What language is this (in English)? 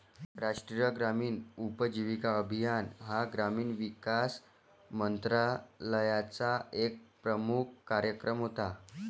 Marathi